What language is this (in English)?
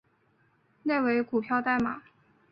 Chinese